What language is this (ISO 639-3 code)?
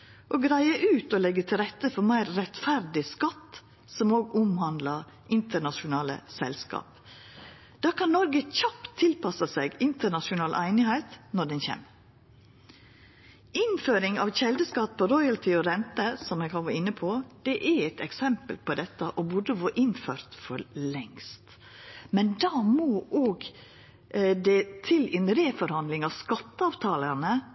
nno